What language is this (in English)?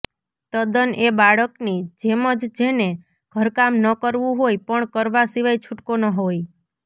Gujarati